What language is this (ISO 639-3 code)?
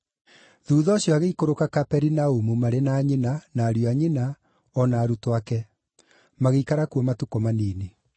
kik